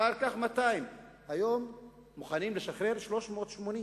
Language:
Hebrew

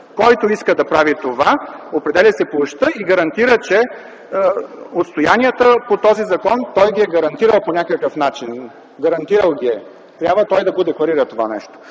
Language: Bulgarian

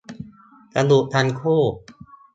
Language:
Thai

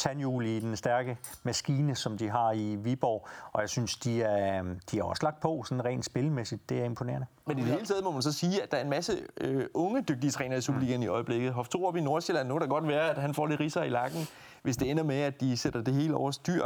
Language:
Danish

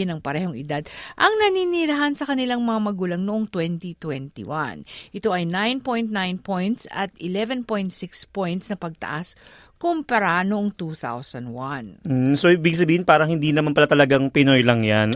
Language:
Filipino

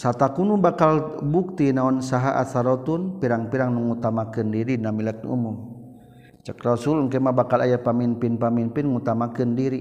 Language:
Malay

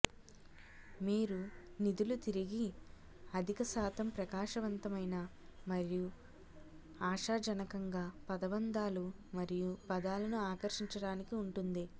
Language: Telugu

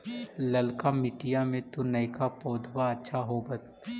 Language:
Magahi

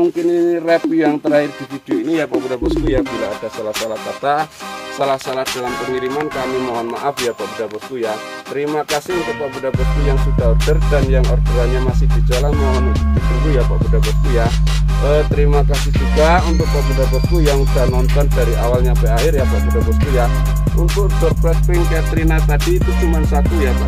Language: Indonesian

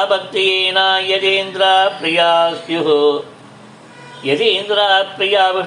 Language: Tamil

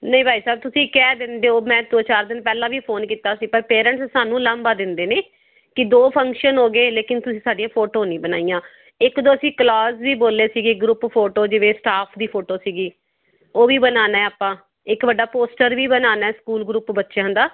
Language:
Punjabi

